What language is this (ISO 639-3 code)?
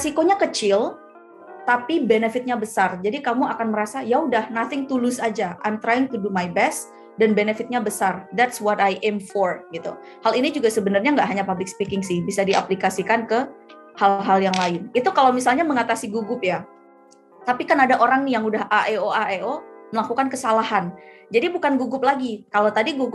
ind